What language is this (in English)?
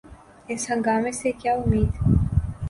Urdu